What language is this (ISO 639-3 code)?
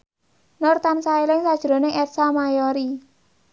jav